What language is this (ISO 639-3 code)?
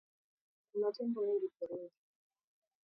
swa